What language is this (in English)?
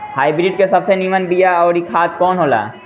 Bhojpuri